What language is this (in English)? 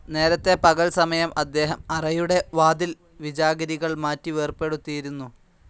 Malayalam